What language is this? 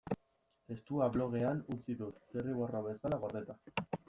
Basque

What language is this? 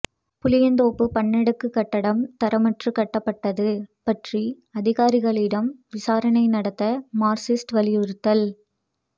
Tamil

